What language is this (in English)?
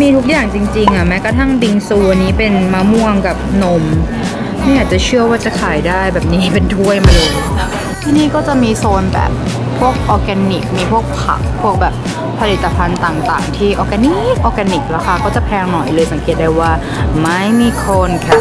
Thai